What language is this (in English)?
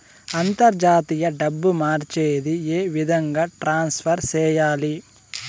Telugu